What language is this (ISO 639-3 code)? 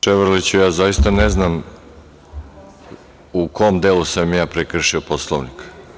srp